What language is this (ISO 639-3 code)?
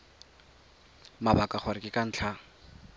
tsn